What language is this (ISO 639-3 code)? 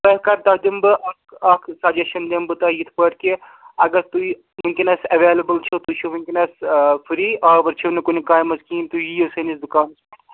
kas